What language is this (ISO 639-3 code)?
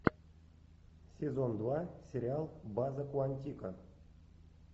rus